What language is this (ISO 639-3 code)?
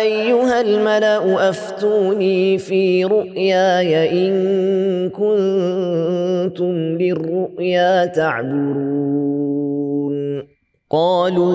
ara